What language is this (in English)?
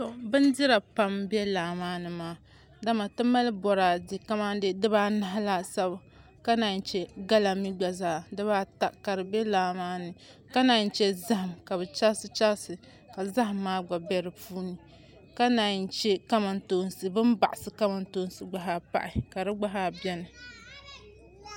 Dagbani